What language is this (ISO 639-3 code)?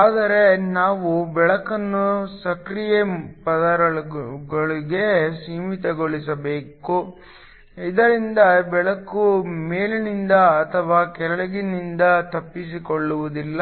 kan